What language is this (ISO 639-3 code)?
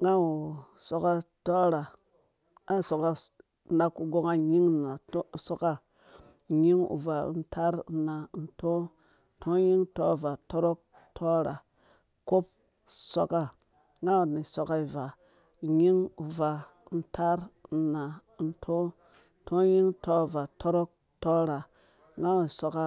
ldb